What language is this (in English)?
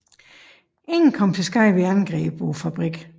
Danish